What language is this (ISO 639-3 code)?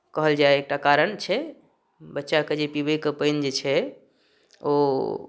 mai